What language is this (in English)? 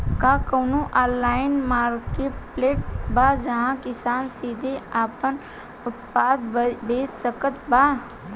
Bhojpuri